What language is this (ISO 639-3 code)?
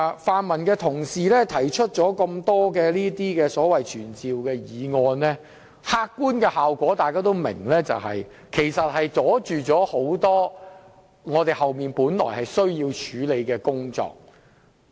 yue